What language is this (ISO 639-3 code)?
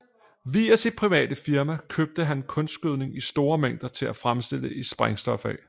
dan